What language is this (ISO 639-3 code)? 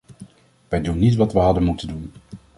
nld